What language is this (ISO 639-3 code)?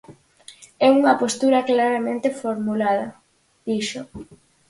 glg